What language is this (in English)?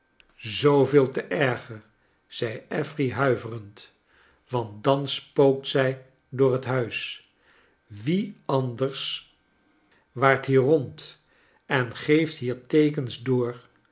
Dutch